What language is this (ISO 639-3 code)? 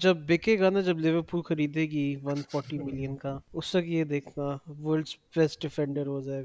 urd